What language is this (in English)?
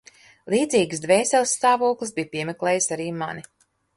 Latvian